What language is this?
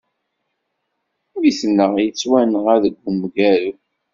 Kabyle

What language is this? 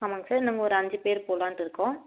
Tamil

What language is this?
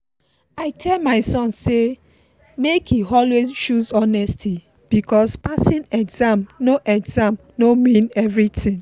Nigerian Pidgin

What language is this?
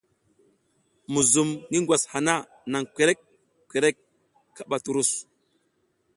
South Giziga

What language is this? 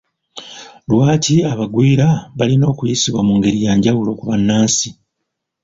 Ganda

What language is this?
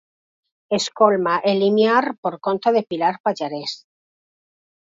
Galician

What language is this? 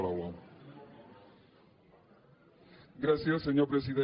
Catalan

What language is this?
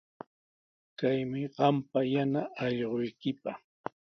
Sihuas Ancash Quechua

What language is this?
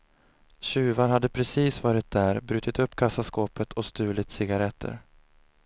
Swedish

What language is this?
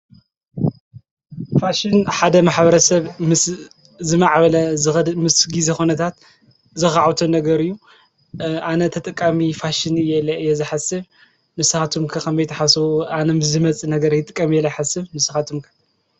Tigrinya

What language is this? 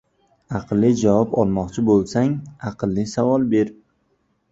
Uzbek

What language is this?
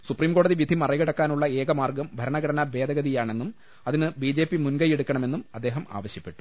Malayalam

